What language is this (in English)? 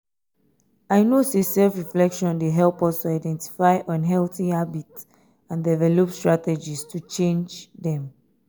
Nigerian Pidgin